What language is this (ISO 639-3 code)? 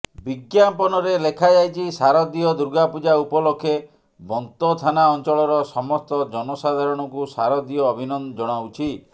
ori